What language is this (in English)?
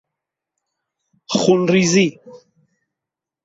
Persian